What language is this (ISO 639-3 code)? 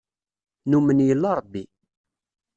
kab